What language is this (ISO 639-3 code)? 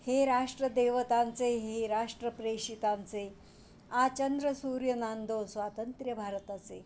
mar